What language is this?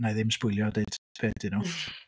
Welsh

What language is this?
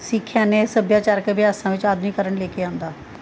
Punjabi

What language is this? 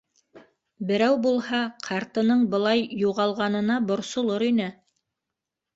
Bashkir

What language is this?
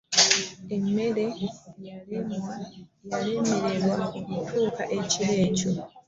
Ganda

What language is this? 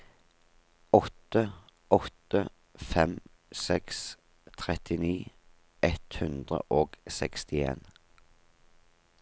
Norwegian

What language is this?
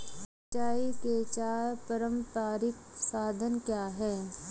Hindi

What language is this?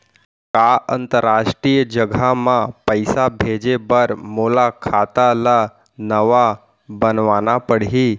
Chhattisgarhi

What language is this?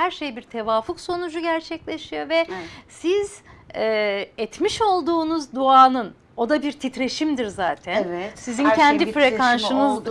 Turkish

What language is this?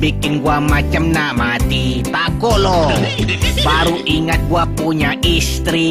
Malay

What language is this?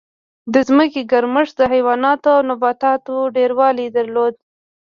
Pashto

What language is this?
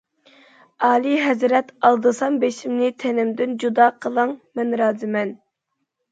Uyghur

